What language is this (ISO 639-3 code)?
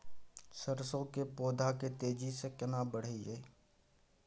mai